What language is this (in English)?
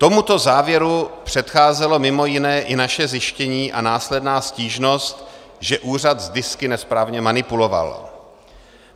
Czech